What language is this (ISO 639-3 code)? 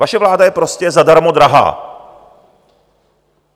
ces